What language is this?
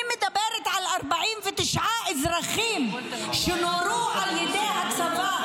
Hebrew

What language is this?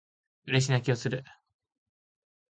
Japanese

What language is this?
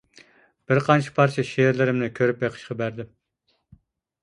Uyghur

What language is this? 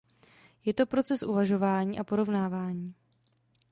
Czech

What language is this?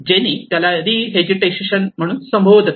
Marathi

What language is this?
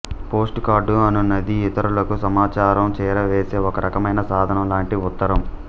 Telugu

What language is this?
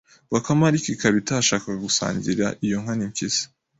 Kinyarwanda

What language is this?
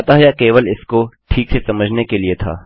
Hindi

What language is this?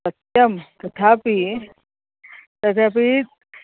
Sanskrit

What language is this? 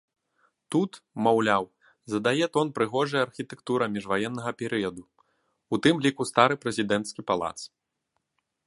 Belarusian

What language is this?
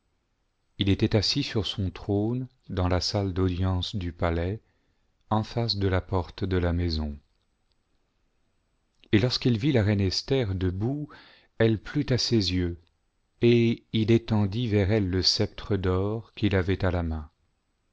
French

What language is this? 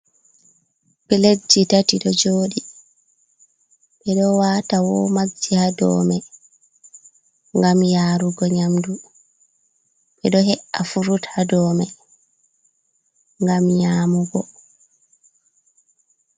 Fula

